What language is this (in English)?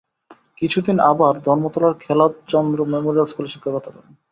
Bangla